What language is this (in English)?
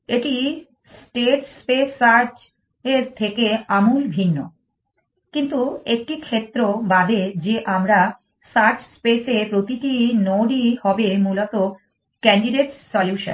Bangla